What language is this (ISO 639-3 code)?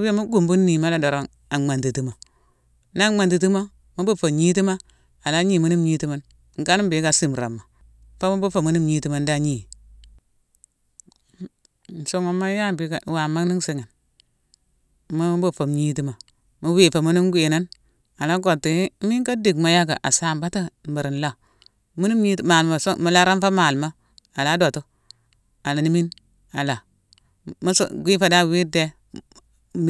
msw